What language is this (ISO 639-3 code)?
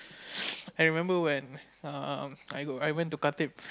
eng